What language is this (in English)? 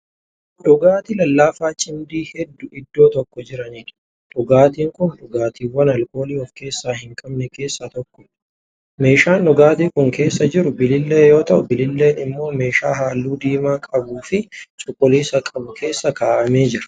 Oromo